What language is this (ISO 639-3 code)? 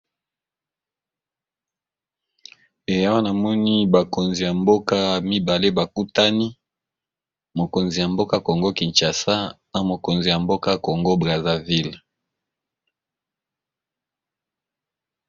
lin